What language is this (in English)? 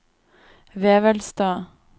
Norwegian